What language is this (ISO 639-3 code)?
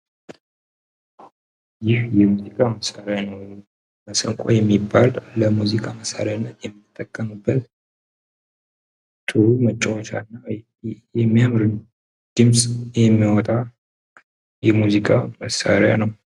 amh